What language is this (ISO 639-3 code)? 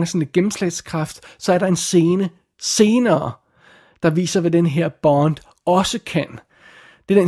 dan